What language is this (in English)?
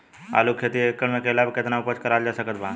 Bhojpuri